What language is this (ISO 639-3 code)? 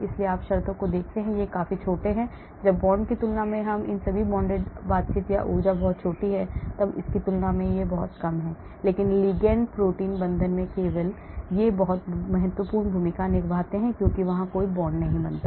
hin